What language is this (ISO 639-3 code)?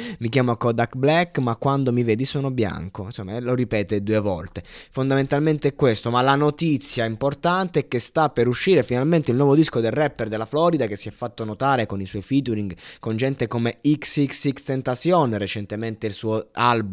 ita